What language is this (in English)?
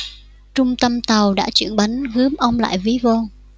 Vietnamese